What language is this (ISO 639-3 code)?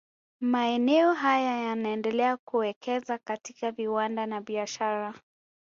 swa